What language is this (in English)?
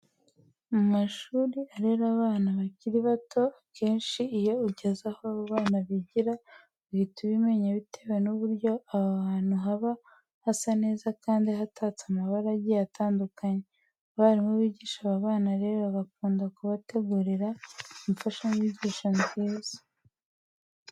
Kinyarwanda